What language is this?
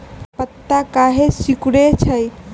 Magahi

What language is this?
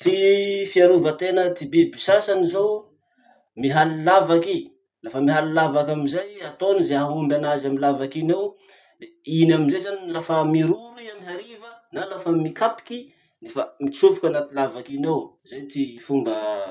Masikoro Malagasy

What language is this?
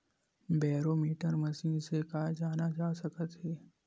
Chhattisgarhi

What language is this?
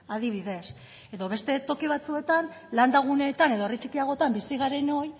Basque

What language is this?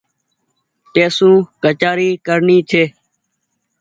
Goaria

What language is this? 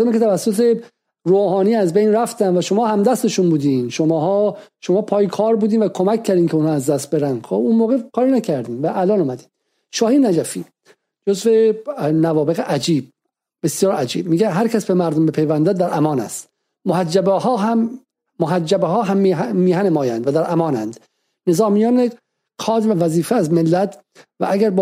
Persian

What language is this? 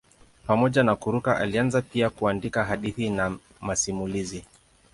Swahili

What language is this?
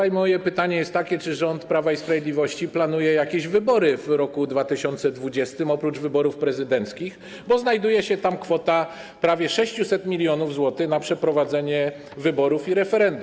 Polish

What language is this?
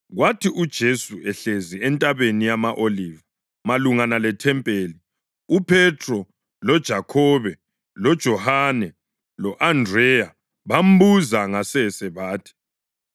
North Ndebele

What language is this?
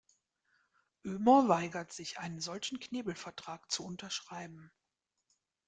German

